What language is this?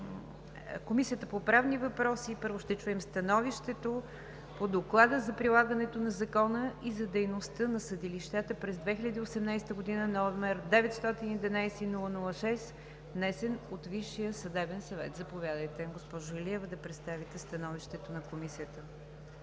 Bulgarian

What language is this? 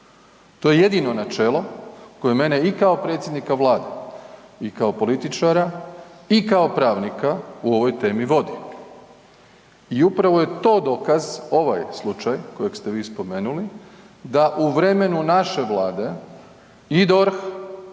Croatian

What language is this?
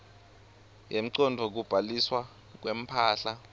Swati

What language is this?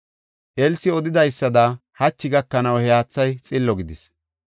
Gofa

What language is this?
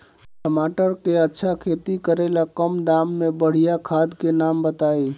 Bhojpuri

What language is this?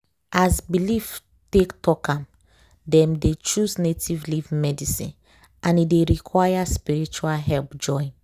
Nigerian Pidgin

